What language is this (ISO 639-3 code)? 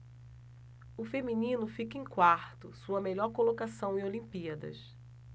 por